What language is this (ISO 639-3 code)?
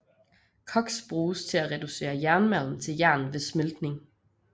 dan